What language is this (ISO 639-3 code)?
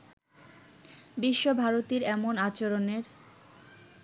ben